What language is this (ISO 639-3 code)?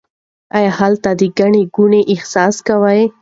pus